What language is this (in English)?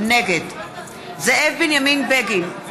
Hebrew